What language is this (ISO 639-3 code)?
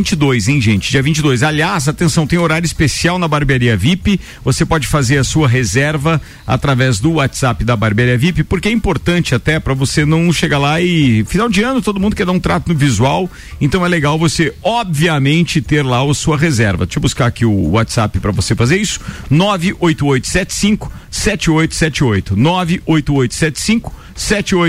por